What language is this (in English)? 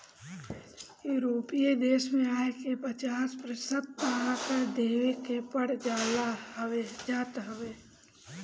Bhojpuri